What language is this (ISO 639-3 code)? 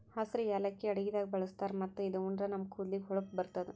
kan